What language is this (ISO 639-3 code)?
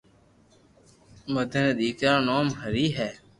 lrk